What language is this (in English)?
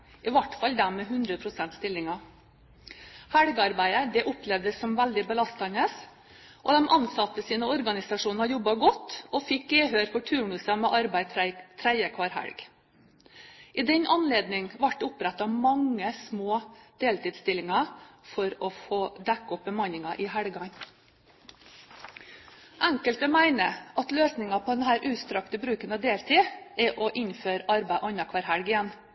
Norwegian Bokmål